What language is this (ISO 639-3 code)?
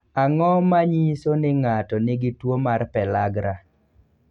luo